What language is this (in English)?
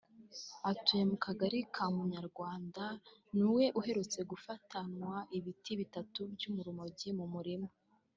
Kinyarwanda